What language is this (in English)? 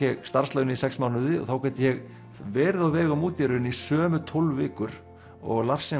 Icelandic